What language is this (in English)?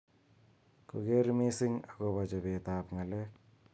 Kalenjin